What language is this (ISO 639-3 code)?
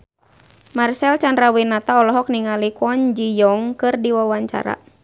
sun